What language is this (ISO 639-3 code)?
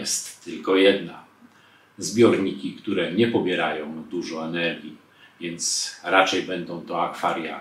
pol